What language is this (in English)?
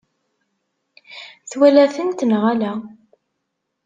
Kabyle